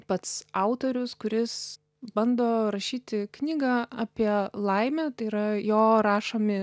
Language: Lithuanian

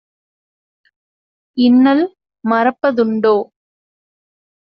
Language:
Tamil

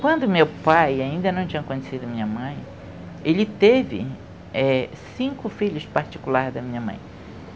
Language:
Portuguese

